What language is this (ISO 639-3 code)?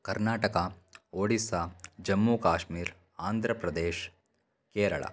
san